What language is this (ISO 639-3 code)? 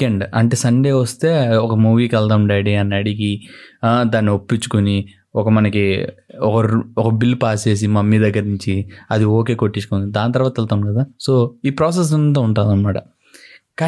tel